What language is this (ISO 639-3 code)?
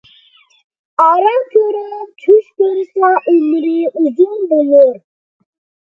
uig